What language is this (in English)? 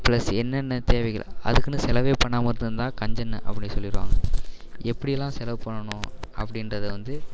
Tamil